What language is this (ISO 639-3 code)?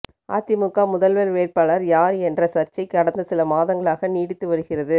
tam